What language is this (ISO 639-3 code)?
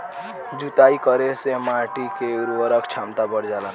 bho